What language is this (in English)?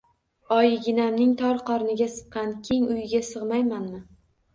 Uzbek